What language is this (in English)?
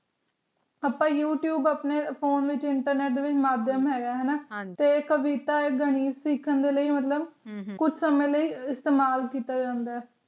Punjabi